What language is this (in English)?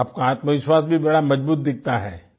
Hindi